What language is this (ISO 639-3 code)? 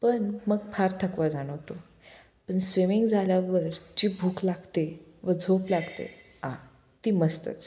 mar